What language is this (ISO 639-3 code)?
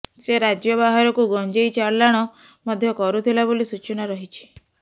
ori